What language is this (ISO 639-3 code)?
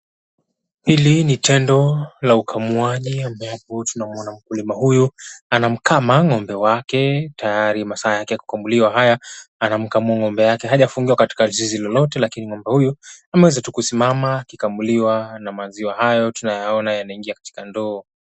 swa